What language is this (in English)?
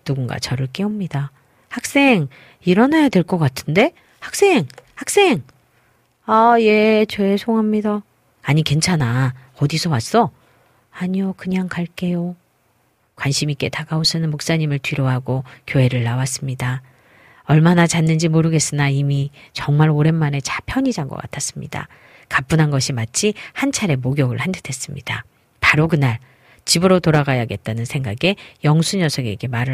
Korean